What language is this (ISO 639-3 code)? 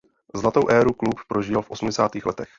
ces